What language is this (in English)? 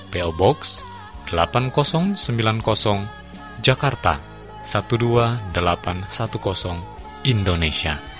Indonesian